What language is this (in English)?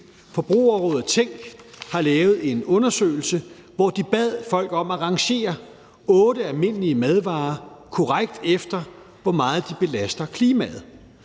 Danish